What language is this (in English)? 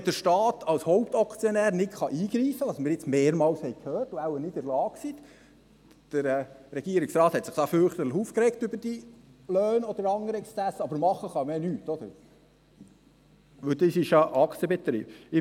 Swiss German